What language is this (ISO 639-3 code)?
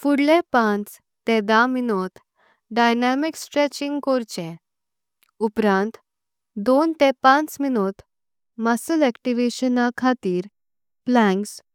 kok